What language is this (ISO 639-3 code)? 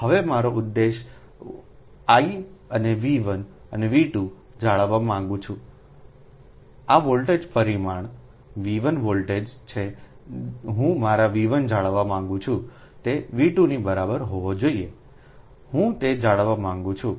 guj